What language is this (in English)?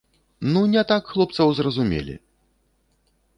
Belarusian